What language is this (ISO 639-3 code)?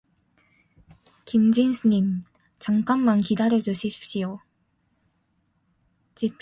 kor